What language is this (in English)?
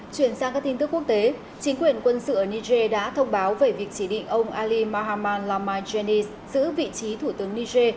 Vietnamese